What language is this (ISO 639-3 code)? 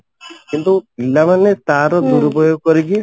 ori